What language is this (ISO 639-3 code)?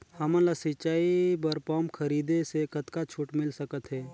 hne